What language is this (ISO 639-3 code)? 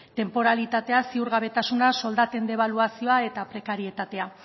eus